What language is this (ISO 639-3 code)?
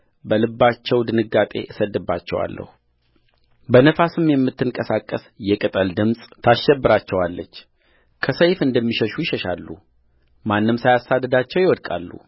amh